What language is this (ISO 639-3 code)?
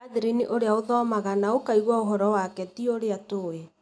kik